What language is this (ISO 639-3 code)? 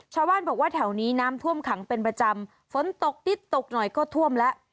tha